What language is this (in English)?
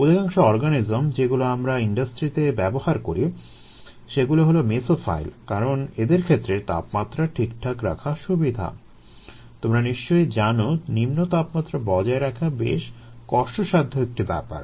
Bangla